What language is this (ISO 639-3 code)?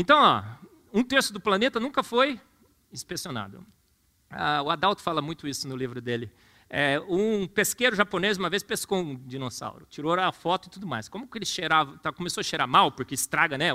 por